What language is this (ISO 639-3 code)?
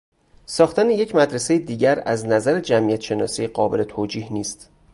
fas